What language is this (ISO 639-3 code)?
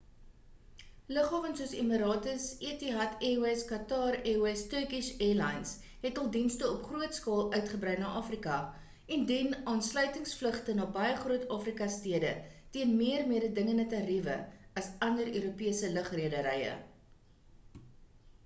afr